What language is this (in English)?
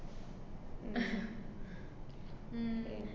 Malayalam